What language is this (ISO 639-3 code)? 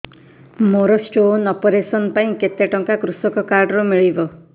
ori